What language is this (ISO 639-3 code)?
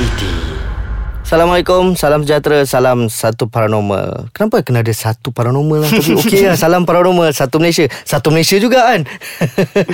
msa